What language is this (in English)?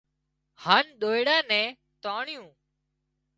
Wadiyara Koli